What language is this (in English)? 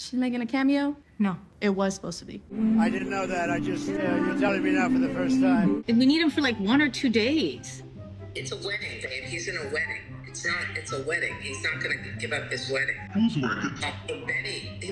English